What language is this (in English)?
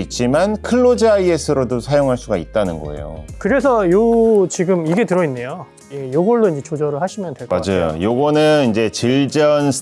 Korean